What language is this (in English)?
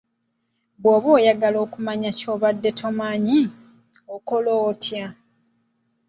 Ganda